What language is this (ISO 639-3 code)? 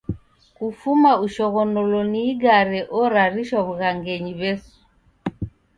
dav